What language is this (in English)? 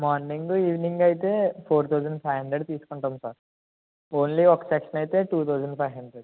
Telugu